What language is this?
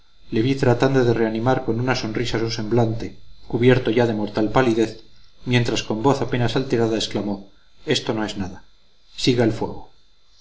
Spanish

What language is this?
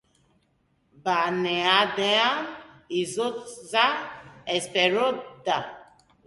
Basque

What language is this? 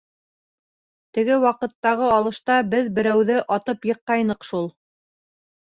Bashkir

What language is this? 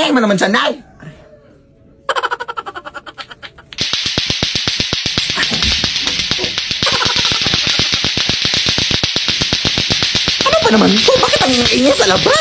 Filipino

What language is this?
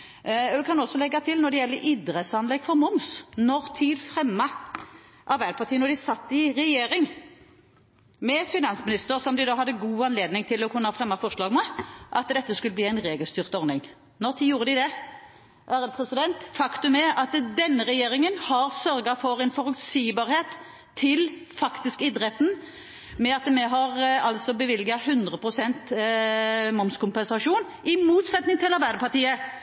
Norwegian Bokmål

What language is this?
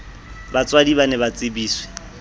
Southern Sotho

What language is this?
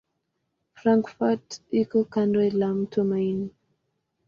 Swahili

